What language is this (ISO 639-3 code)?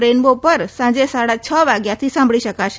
guj